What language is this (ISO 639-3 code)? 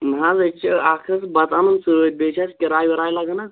kas